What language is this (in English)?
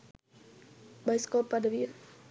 Sinhala